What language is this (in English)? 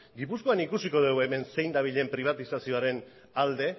Basque